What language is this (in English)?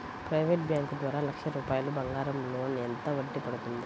Telugu